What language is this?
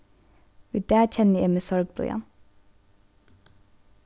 Faroese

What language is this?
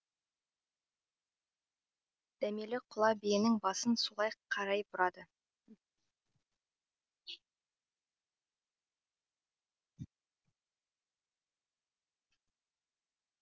Kazakh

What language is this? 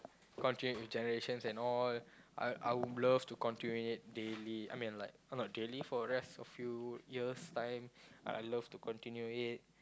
English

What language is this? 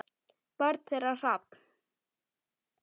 Icelandic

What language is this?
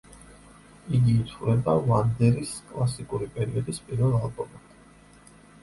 Georgian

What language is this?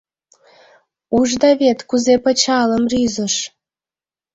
Mari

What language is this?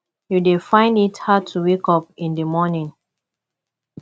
Nigerian Pidgin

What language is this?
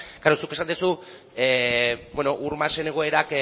Basque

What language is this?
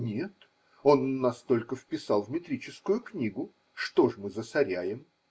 Russian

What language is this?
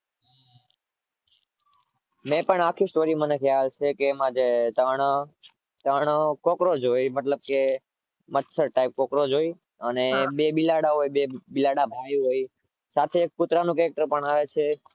Gujarati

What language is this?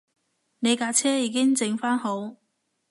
Cantonese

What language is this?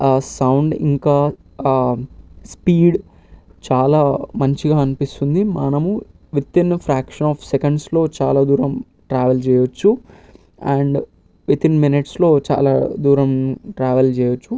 Telugu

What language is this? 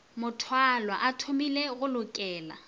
Northern Sotho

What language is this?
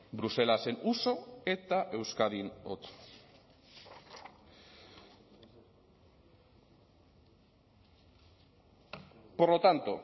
Basque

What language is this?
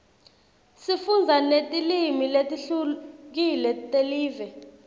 Swati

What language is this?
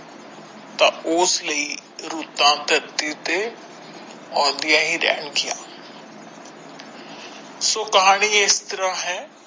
Punjabi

